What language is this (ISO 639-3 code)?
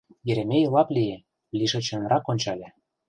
chm